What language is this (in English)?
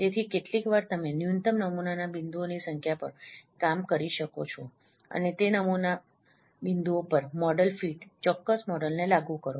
Gujarati